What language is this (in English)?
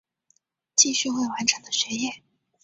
Chinese